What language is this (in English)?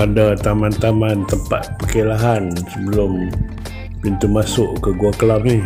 Malay